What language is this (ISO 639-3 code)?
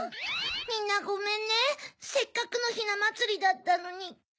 jpn